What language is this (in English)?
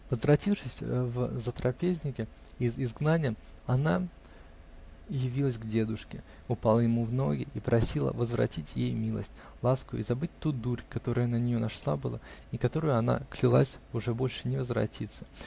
Russian